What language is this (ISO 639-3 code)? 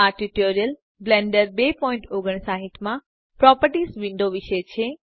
guj